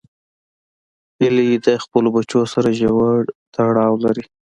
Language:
Pashto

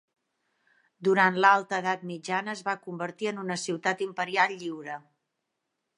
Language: Catalan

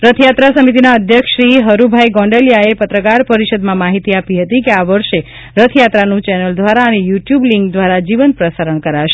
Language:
Gujarati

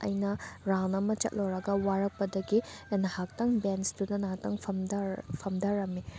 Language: Manipuri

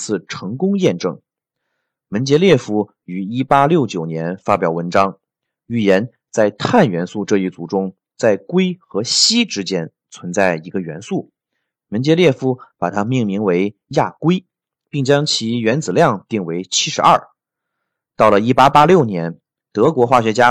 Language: Chinese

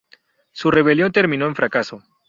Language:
Spanish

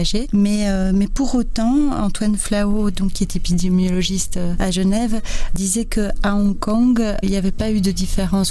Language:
French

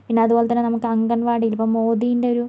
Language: Malayalam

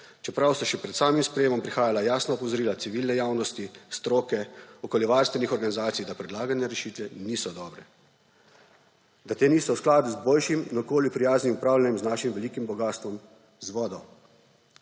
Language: Slovenian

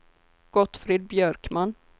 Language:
Swedish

